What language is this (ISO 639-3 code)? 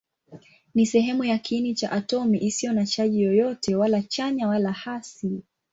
swa